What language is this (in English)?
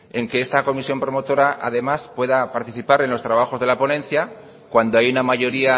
Spanish